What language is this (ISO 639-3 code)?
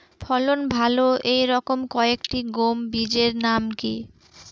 ben